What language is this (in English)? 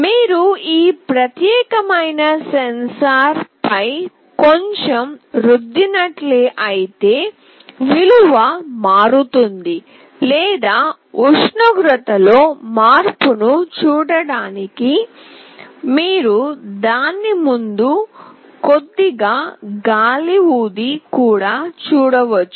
Telugu